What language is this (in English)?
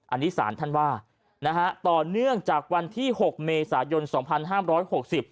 Thai